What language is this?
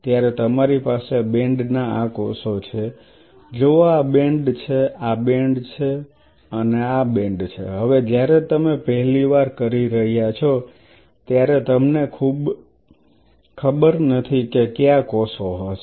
Gujarati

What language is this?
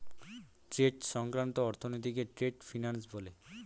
Bangla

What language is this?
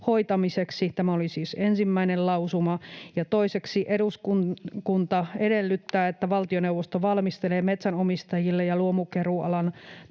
Finnish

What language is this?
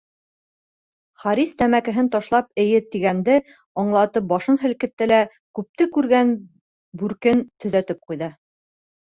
Bashkir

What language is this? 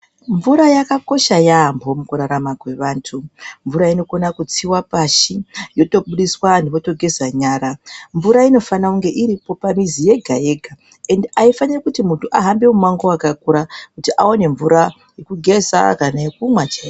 Ndau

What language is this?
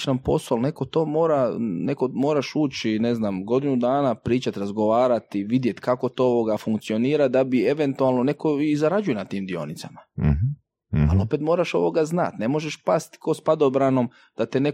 Croatian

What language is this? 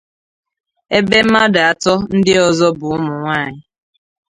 Igbo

